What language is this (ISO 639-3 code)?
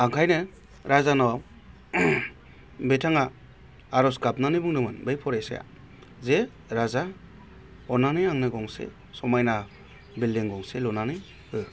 brx